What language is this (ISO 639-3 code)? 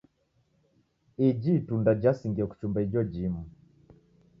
dav